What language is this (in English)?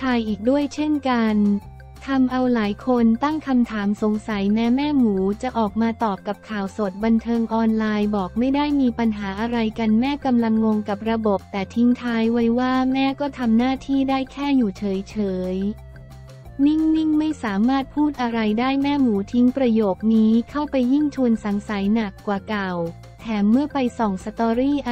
Thai